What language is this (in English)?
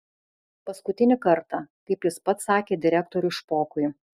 Lithuanian